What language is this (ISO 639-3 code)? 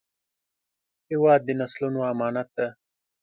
pus